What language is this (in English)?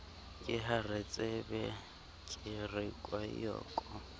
Southern Sotho